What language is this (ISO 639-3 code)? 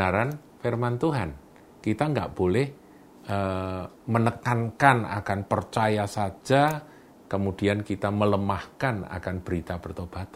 ind